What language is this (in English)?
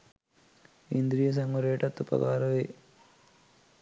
Sinhala